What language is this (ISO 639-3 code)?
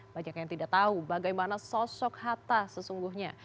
ind